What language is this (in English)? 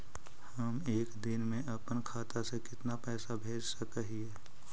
Magahi